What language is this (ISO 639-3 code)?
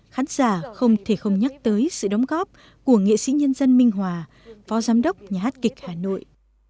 vie